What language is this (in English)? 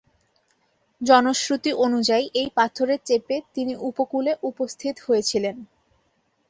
Bangla